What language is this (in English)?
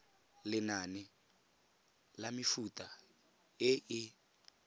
Tswana